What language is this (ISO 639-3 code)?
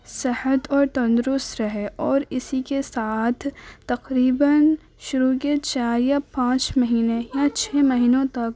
urd